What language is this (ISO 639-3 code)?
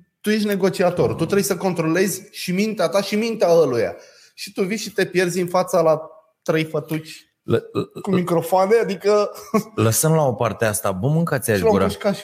ron